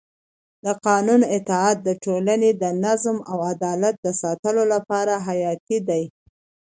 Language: Pashto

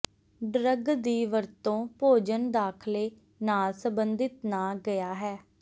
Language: Punjabi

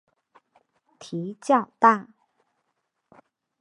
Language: Chinese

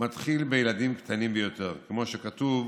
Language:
Hebrew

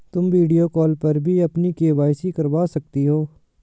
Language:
Hindi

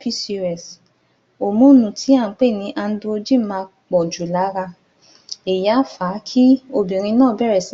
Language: Yoruba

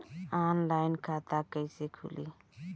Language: Bhojpuri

